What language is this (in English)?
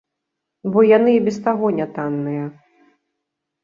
Belarusian